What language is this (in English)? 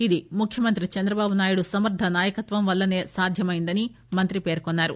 Telugu